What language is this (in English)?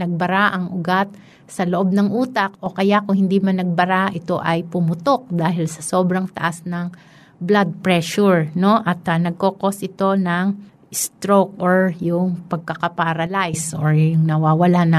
Filipino